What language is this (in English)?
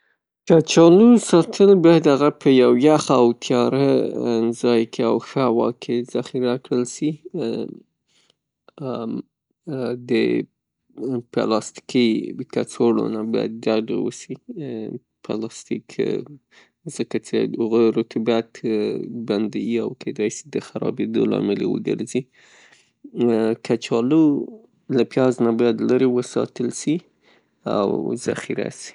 Pashto